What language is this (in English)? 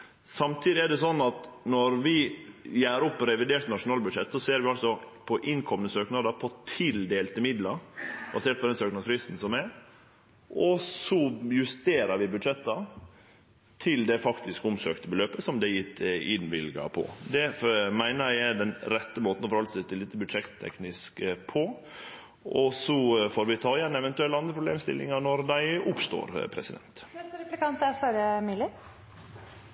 Norwegian Nynorsk